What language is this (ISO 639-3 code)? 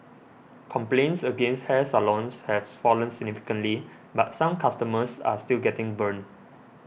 eng